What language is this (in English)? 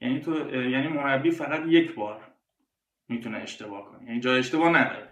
Persian